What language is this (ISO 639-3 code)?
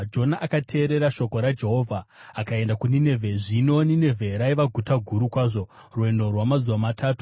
sna